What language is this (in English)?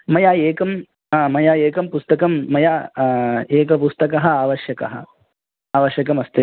Sanskrit